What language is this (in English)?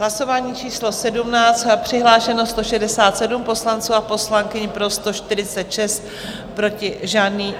Czech